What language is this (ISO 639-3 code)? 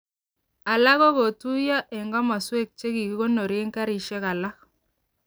kln